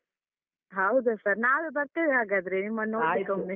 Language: Kannada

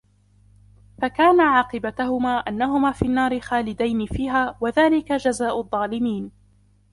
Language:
Arabic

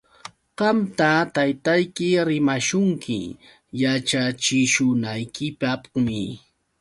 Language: Yauyos Quechua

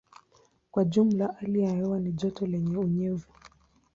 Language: Swahili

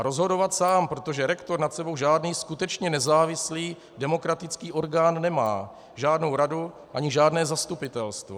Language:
Czech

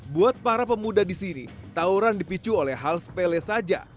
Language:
Indonesian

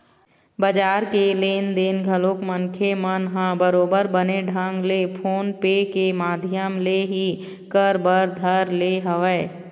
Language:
Chhattisgarhi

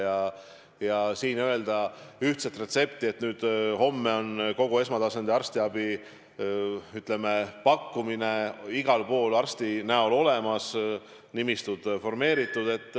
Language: Estonian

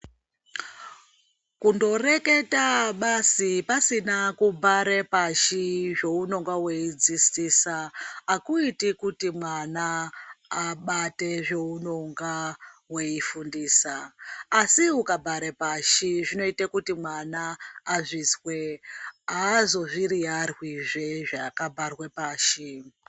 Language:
Ndau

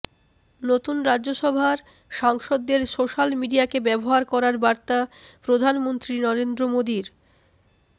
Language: Bangla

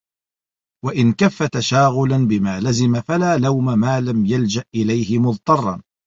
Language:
Arabic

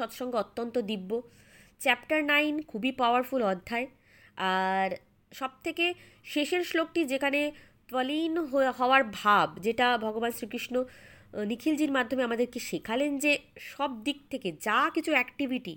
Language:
Bangla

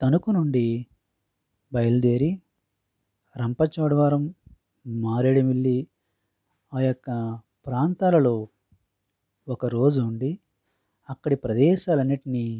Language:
Telugu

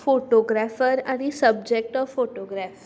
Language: Konkani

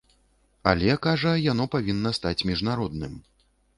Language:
Belarusian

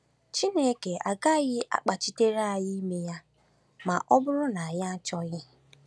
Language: Igbo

